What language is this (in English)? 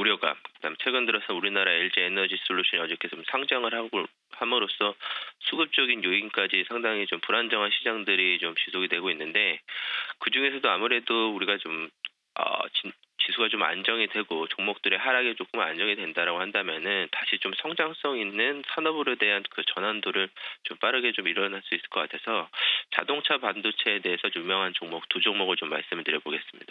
Korean